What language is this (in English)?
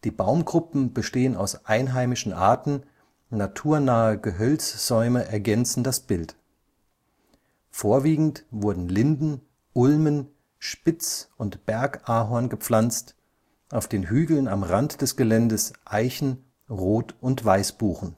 German